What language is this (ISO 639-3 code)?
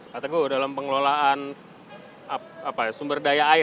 ind